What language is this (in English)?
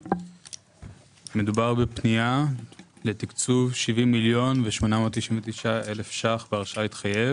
Hebrew